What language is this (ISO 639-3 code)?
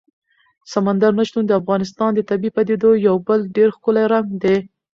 pus